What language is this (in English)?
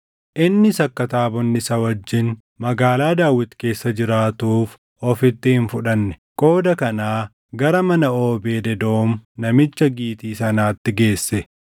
Oromo